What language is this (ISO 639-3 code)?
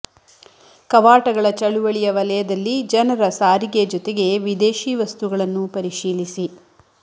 kan